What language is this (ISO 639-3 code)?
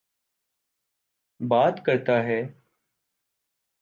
urd